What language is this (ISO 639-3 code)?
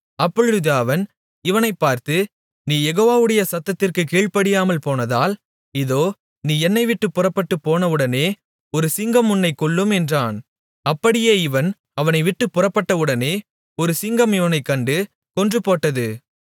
tam